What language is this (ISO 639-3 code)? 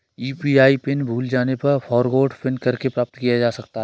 hin